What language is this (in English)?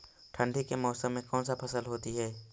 Magahi